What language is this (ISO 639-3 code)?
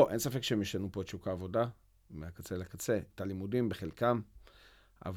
heb